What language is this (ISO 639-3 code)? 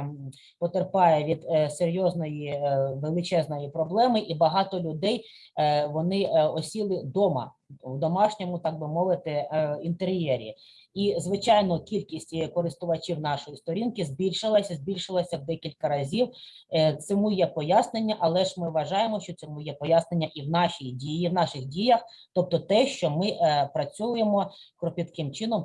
ukr